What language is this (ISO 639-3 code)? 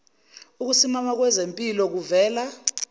zul